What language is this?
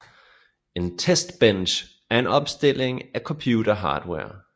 Danish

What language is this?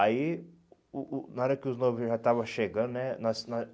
Portuguese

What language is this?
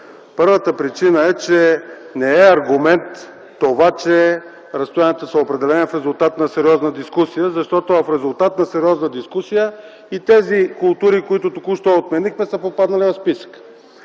Bulgarian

